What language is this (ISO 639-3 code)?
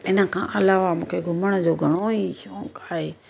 snd